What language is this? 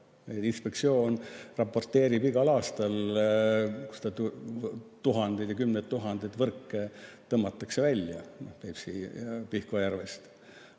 Estonian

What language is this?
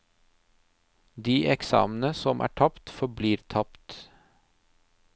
Norwegian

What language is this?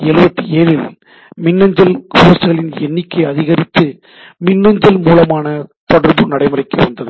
Tamil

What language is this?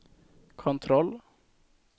Swedish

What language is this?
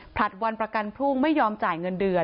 Thai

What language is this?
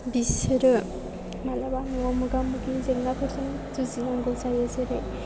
Bodo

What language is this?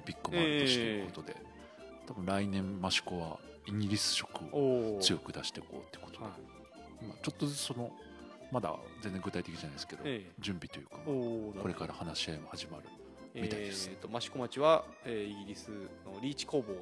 Japanese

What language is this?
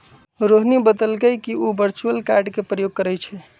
Magahi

